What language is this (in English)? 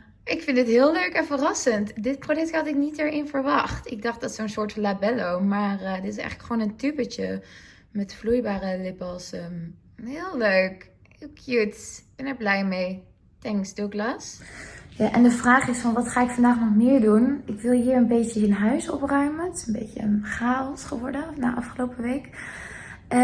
Dutch